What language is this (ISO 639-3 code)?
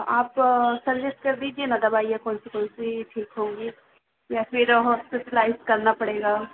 hin